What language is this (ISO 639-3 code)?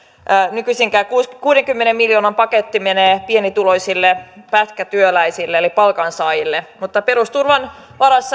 fin